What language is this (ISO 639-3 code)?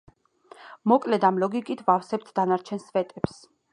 kat